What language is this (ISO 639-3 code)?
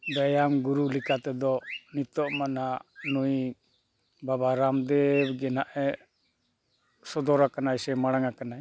sat